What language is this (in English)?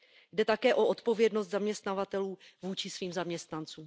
Czech